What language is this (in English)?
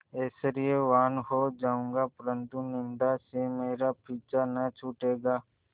Hindi